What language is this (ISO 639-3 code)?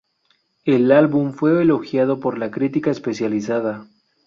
spa